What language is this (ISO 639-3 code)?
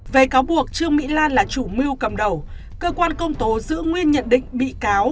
vie